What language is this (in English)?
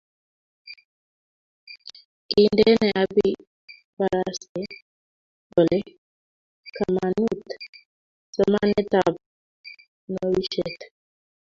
Kalenjin